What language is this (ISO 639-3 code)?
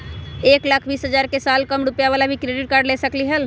mag